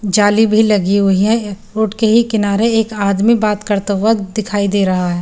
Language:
Hindi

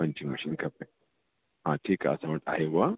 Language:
Sindhi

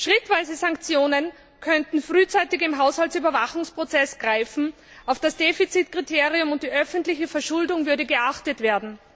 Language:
German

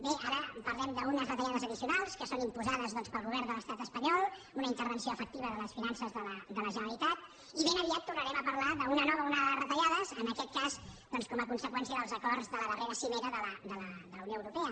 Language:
Catalan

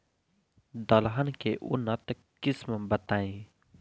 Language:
Bhojpuri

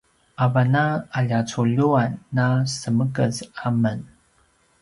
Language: Paiwan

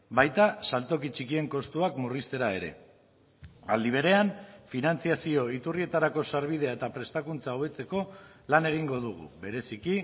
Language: Basque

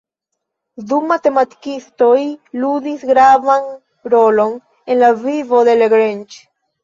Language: Esperanto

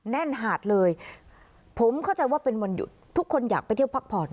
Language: Thai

